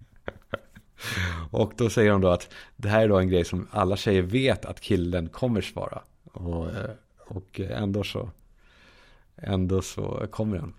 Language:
Swedish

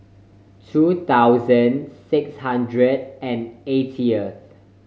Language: English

